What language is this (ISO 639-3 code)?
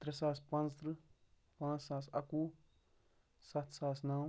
kas